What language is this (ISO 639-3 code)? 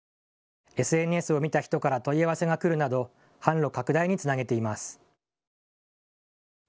jpn